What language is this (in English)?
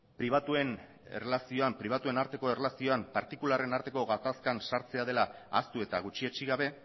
Basque